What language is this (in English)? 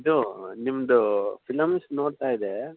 Kannada